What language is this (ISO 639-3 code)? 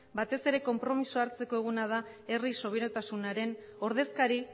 eus